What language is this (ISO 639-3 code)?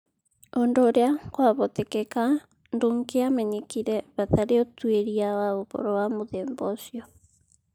kik